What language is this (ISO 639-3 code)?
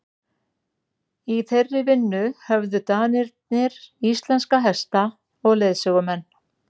isl